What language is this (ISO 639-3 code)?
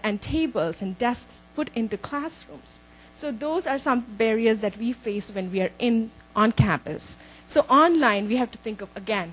eng